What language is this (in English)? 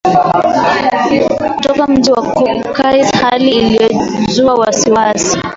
Swahili